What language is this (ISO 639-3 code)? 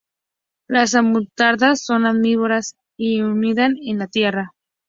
spa